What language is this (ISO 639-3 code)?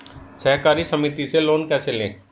hin